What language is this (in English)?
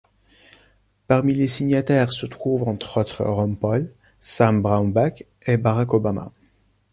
French